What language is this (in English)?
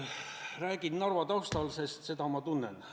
Estonian